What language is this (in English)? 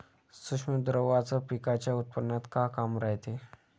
Marathi